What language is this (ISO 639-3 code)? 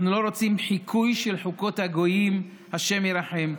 heb